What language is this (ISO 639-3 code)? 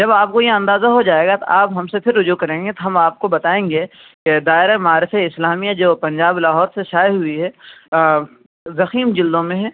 urd